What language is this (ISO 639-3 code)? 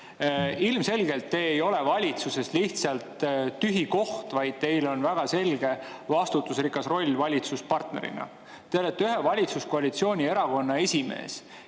est